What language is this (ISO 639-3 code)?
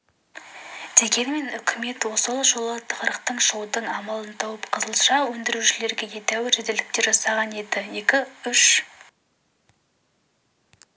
kaz